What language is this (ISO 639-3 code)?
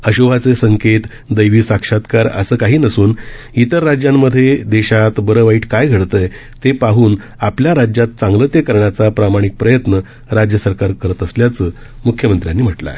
mar